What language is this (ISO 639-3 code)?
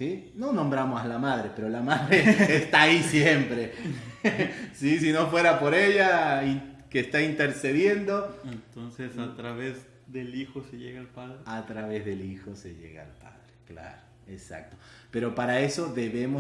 spa